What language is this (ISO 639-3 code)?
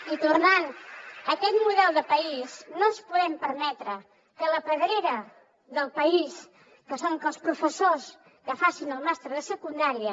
cat